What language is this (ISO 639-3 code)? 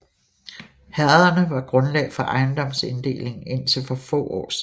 dan